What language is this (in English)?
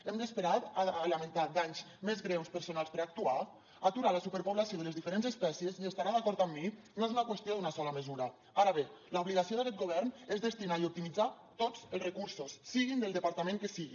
Catalan